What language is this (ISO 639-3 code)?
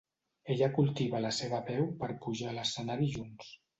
cat